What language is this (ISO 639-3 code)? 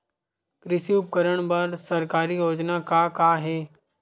hne